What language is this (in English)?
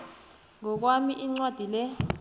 South Ndebele